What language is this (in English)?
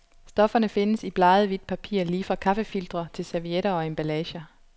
Danish